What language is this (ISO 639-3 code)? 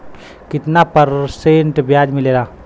bho